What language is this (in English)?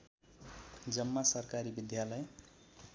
Nepali